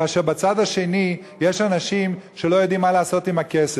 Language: Hebrew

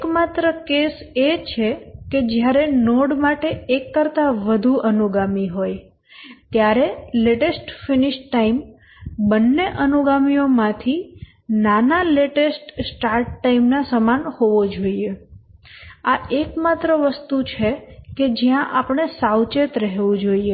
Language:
Gujarati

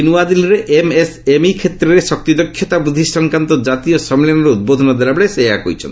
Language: Odia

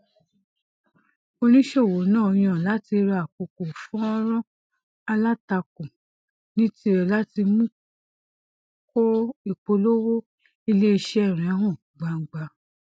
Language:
Yoruba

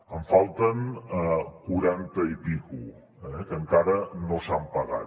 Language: Catalan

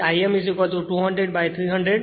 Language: Gujarati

